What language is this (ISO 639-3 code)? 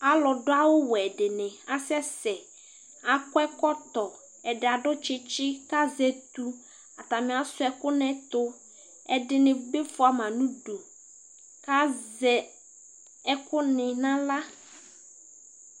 kpo